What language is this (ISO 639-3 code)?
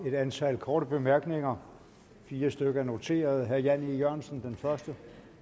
dan